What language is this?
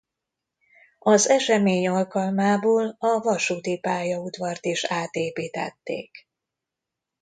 Hungarian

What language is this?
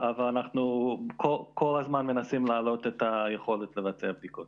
Hebrew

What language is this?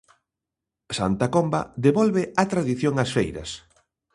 Galician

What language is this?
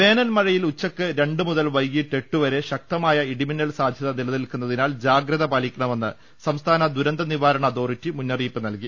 Malayalam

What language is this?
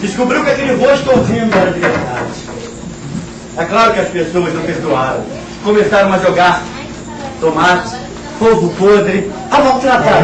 Portuguese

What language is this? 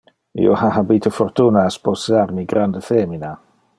Interlingua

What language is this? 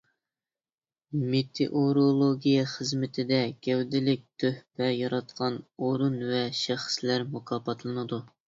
Uyghur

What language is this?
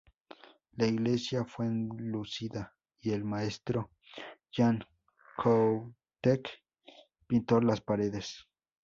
Spanish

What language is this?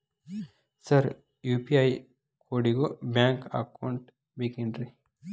Kannada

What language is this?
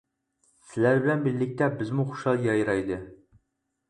Uyghur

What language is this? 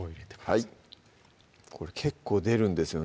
Japanese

